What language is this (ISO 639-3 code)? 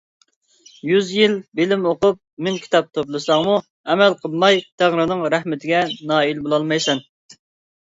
uig